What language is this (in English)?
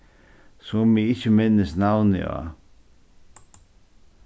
Faroese